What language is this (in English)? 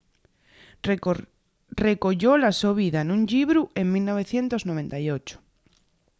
Asturian